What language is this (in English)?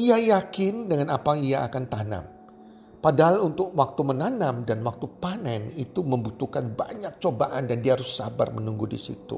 Indonesian